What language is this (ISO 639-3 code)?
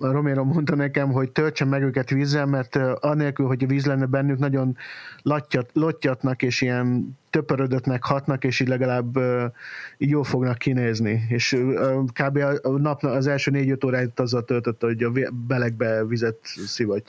hun